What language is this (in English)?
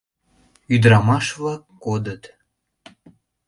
Mari